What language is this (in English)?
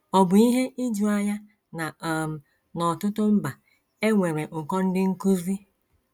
Igbo